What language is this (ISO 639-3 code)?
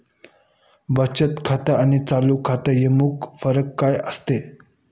mar